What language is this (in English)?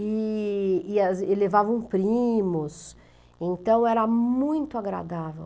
Portuguese